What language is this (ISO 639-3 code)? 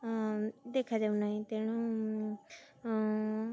ori